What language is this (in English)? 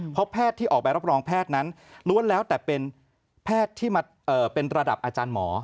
Thai